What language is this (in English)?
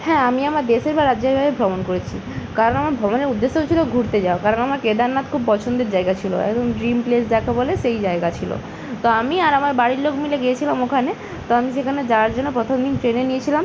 Bangla